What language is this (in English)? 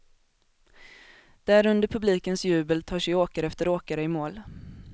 Swedish